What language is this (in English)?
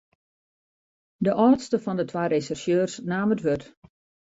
Western Frisian